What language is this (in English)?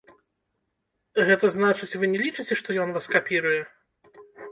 Belarusian